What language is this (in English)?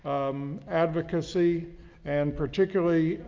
English